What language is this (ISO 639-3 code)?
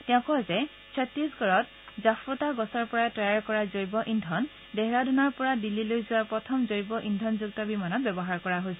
asm